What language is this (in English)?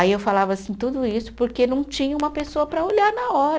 Portuguese